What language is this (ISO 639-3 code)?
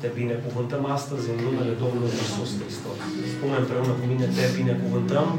ron